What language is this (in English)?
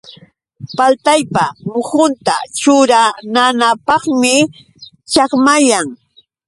Yauyos Quechua